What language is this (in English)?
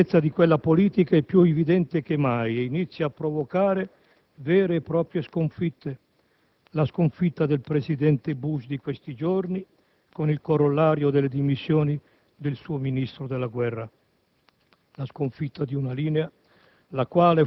Italian